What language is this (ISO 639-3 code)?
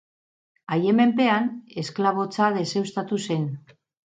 eus